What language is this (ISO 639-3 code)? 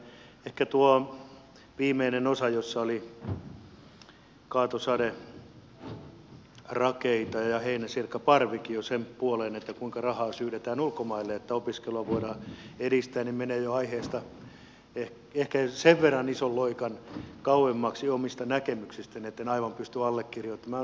fin